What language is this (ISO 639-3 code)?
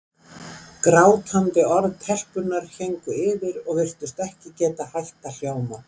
isl